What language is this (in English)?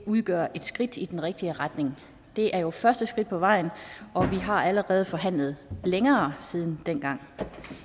Danish